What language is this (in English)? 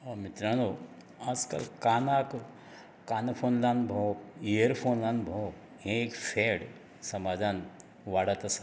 Konkani